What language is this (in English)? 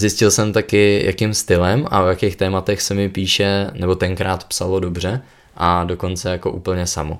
Czech